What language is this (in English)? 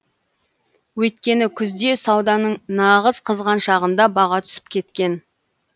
Kazakh